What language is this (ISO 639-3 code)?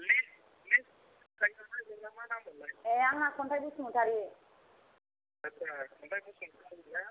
brx